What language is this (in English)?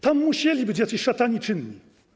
Polish